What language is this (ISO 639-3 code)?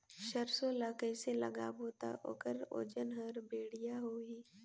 hne